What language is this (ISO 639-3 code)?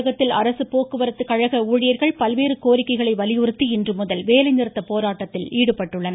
tam